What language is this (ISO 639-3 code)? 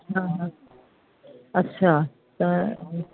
snd